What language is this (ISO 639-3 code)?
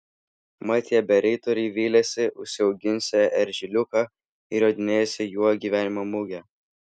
lit